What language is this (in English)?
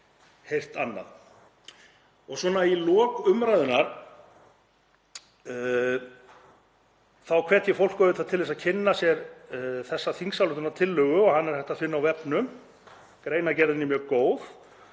Icelandic